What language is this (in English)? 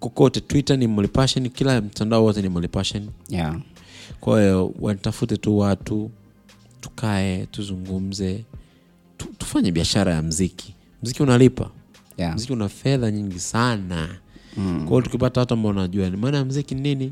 Swahili